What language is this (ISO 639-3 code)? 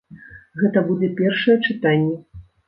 bel